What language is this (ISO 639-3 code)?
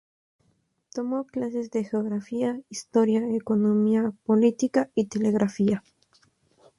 spa